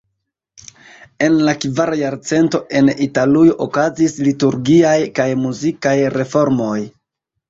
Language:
Esperanto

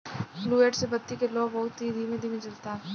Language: Bhojpuri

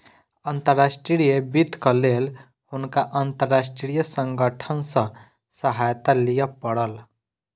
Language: Maithili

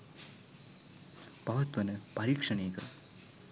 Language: Sinhala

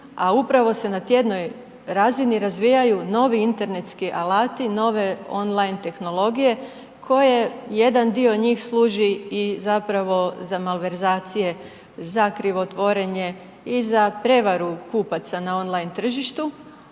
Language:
Croatian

